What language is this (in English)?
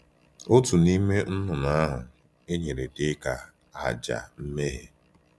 Igbo